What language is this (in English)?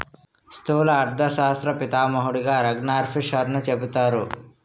Telugu